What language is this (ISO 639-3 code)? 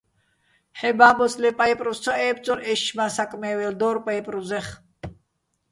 bbl